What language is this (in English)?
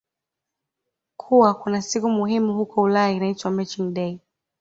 Swahili